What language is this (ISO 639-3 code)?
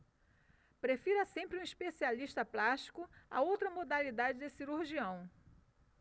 por